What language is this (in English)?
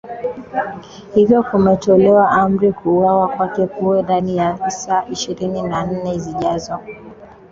Swahili